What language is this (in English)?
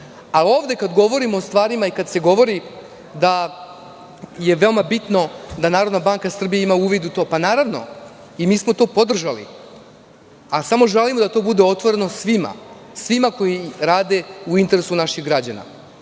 Serbian